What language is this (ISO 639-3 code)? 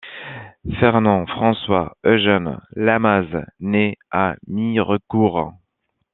fra